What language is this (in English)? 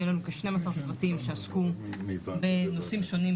Hebrew